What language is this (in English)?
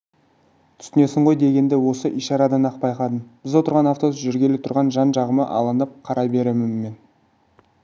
Kazakh